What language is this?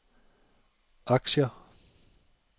Danish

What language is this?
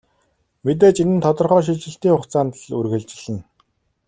Mongolian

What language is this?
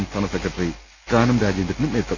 Malayalam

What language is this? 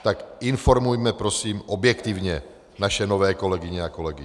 Czech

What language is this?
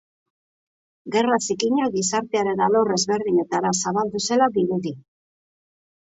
Basque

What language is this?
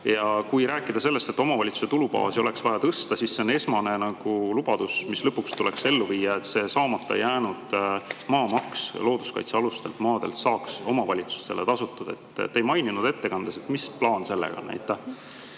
Estonian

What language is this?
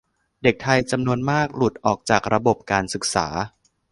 Thai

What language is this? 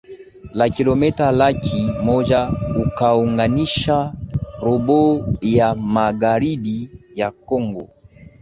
Swahili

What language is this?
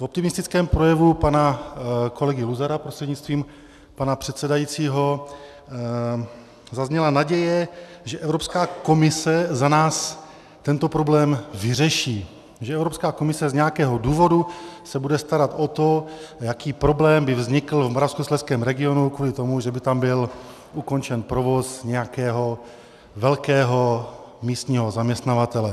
Czech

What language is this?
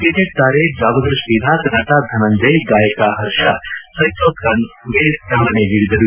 Kannada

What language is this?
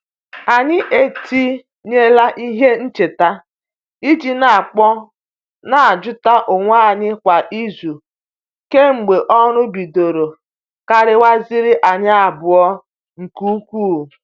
Igbo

